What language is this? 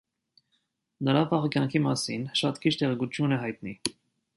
Armenian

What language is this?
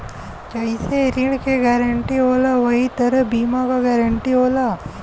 Bhojpuri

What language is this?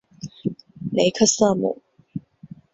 Chinese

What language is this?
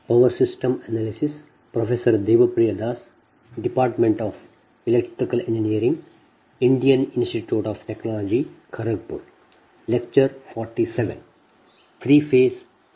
Kannada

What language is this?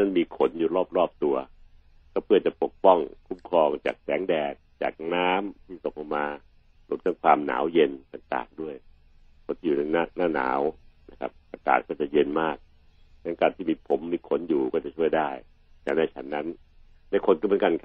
Thai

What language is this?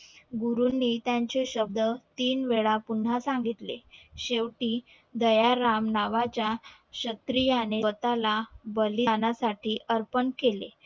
Marathi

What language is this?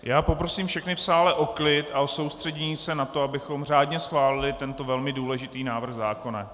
Czech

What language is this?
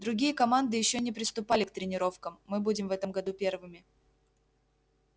Russian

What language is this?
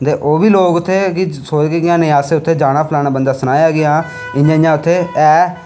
Dogri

